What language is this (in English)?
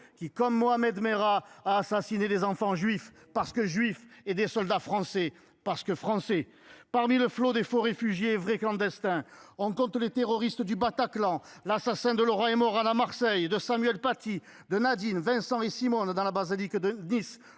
French